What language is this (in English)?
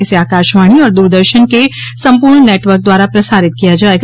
Hindi